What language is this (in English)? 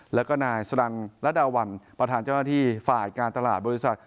Thai